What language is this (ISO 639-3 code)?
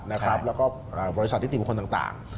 tha